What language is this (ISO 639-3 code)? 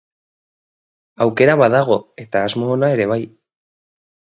eus